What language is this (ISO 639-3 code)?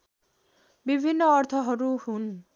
nep